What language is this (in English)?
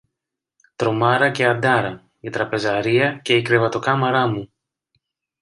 Greek